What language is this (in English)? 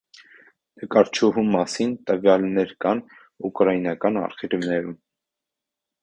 Armenian